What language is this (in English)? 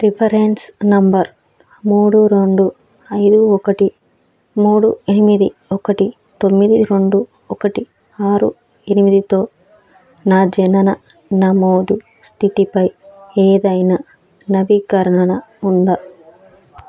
Telugu